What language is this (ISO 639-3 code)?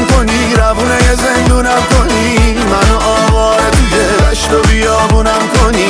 fas